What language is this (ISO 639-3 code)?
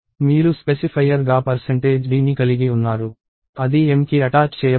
tel